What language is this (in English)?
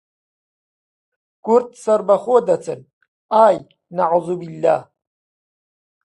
Central Kurdish